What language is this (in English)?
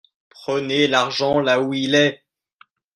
French